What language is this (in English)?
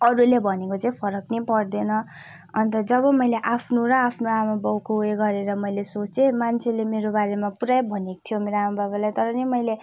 Nepali